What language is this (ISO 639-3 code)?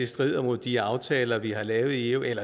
dan